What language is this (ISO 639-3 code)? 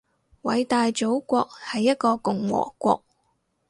yue